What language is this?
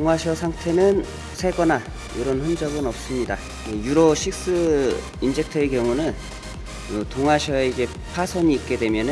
Korean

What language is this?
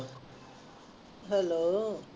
Punjabi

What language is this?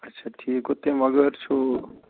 Kashmiri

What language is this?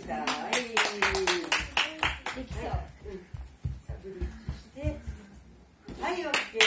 Japanese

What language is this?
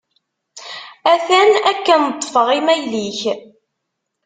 Kabyle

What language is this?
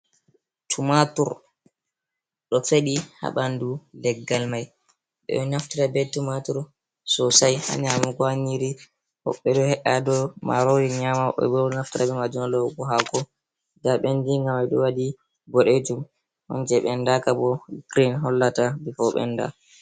Fula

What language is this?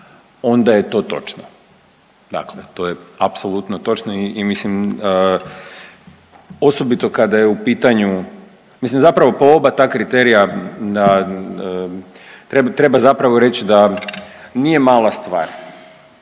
Croatian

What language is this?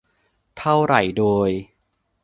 Thai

